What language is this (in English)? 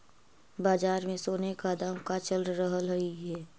Magahi